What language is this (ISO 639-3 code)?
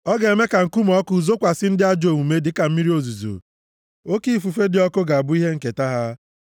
ibo